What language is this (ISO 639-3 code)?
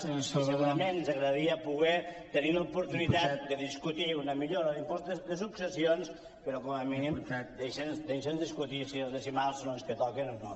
cat